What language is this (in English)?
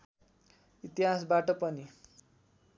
Nepali